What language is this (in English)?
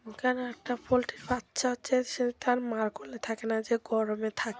Bangla